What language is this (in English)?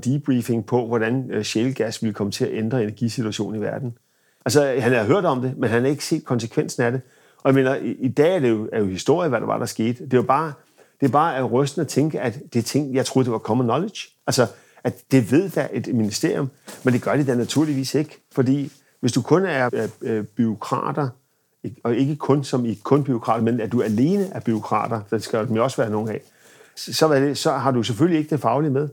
Danish